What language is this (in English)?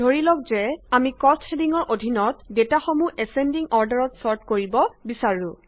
Assamese